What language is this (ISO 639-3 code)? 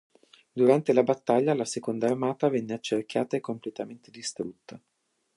ita